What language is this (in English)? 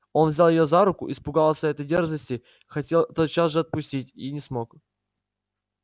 Russian